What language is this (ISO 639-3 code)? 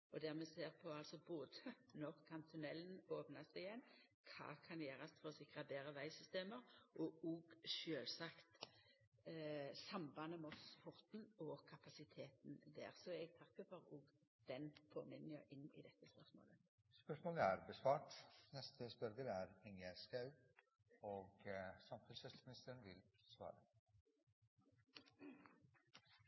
nor